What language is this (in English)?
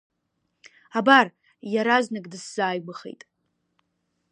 Abkhazian